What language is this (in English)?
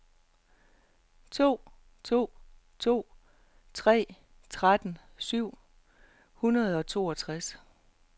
Danish